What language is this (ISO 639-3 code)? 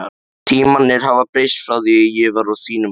isl